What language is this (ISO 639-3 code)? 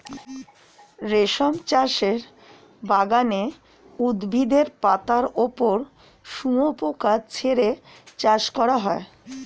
ben